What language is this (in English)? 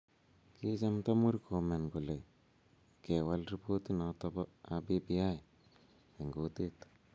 Kalenjin